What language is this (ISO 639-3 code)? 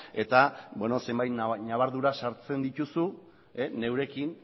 eus